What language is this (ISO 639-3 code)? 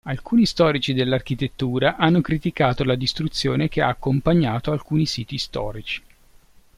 ita